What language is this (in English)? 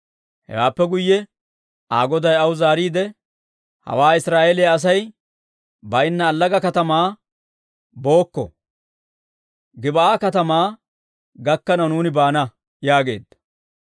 Dawro